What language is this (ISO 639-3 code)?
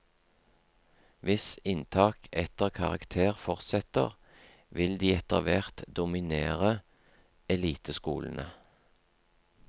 nor